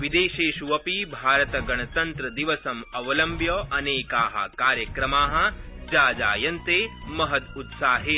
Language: Sanskrit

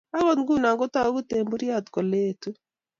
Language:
Kalenjin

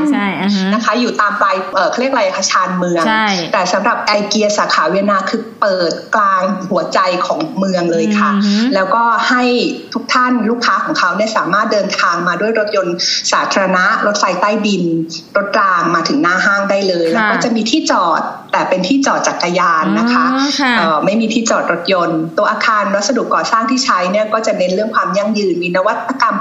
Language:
Thai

